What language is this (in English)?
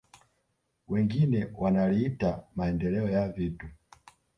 Swahili